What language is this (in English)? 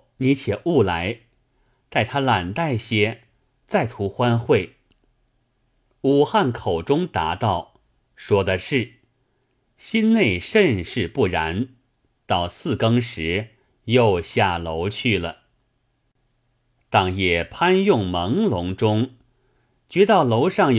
Chinese